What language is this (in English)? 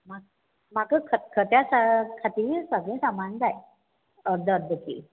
Konkani